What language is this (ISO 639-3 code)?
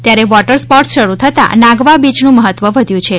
guj